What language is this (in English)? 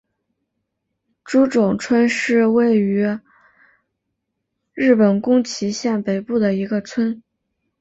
Chinese